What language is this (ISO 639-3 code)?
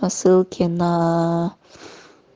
rus